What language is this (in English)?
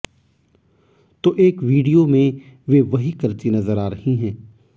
Hindi